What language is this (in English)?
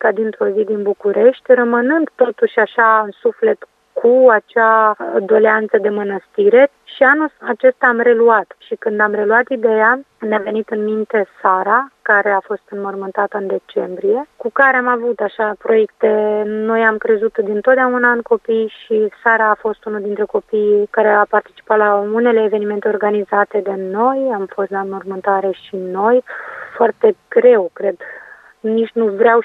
Romanian